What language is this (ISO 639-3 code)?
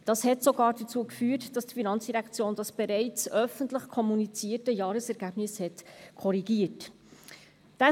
gsw